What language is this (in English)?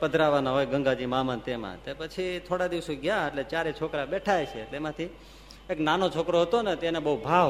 Gujarati